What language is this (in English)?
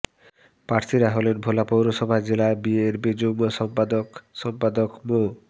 Bangla